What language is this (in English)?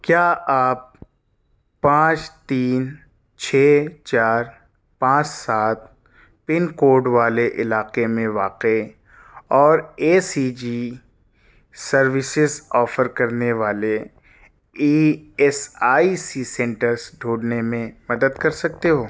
Urdu